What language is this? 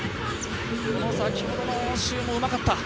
Japanese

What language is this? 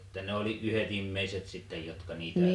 Finnish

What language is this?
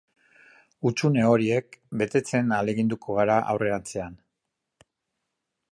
Basque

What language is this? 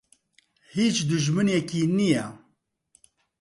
Central Kurdish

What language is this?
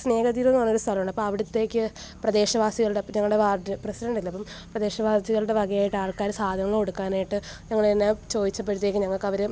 Malayalam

